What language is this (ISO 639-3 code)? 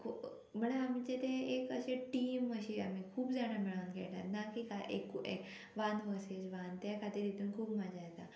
kok